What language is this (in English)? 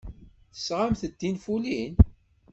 Kabyle